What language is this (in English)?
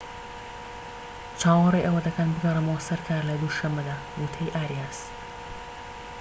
Central Kurdish